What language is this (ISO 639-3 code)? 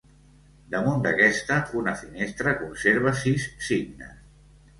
cat